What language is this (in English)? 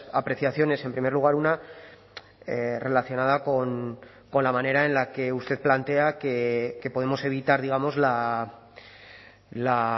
Spanish